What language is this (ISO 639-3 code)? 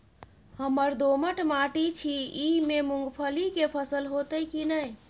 mai